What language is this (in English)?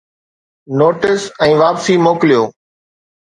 Sindhi